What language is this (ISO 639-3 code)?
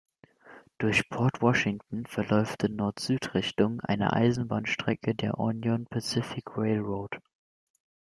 deu